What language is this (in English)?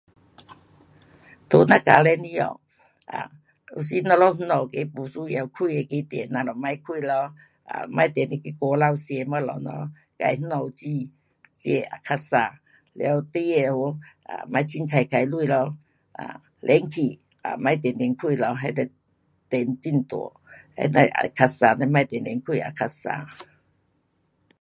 Pu-Xian Chinese